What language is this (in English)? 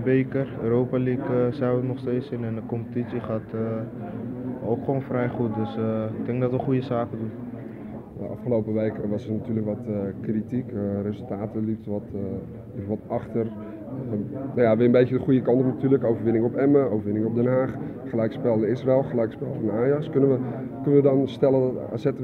Dutch